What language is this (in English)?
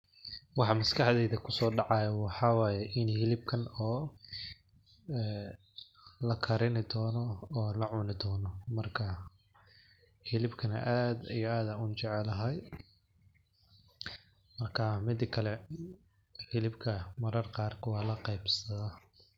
Somali